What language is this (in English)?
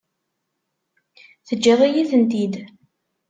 Kabyle